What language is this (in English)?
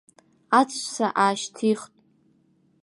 Abkhazian